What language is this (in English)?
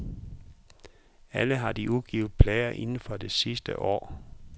Danish